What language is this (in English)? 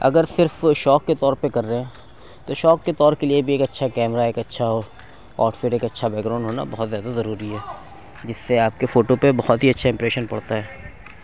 Urdu